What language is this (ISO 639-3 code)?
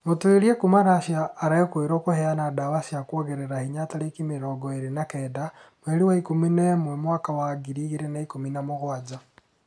kik